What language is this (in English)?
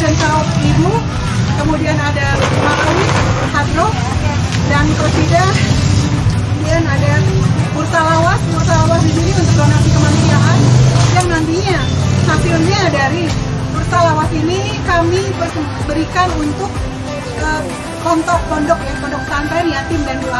Indonesian